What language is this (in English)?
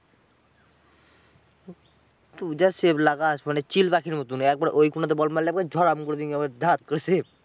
Bangla